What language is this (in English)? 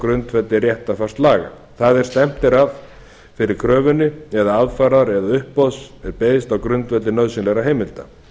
Icelandic